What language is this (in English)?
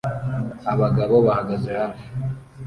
Kinyarwanda